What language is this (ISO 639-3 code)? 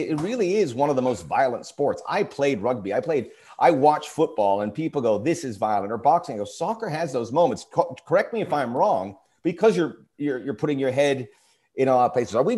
eng